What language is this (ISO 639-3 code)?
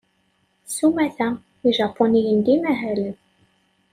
kab